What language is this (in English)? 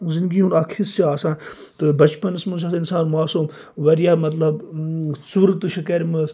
Kashmiri